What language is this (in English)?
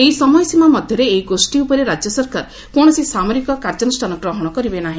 Odia